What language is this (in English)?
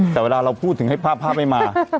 Thai